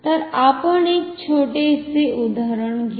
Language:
Marathi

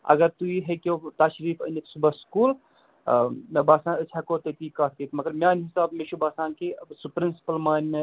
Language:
Kashmiri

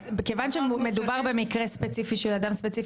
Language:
Hebrew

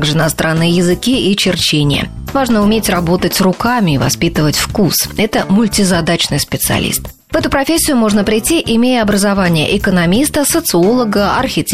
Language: Russian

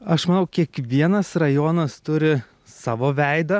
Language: Lithuanian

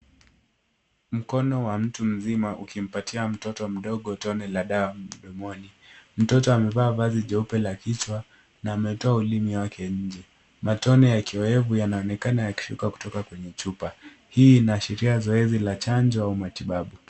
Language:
Swahili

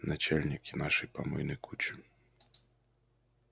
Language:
Russian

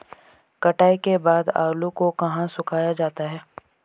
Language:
Hindi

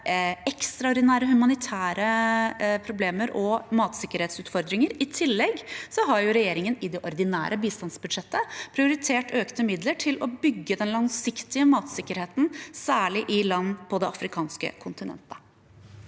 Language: Norwegian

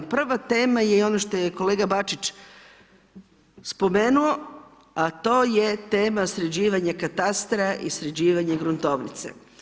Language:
Croatian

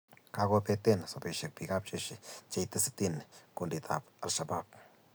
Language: Kalenjin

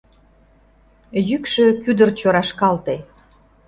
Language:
Mari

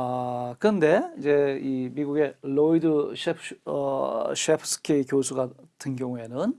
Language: Korean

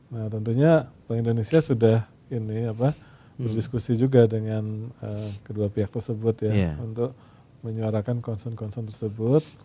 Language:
Indonesian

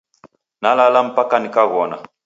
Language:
Taita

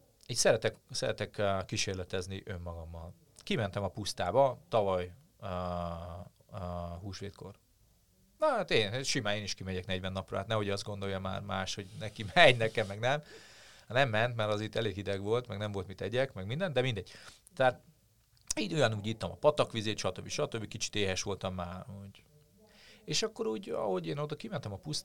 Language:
Hungarian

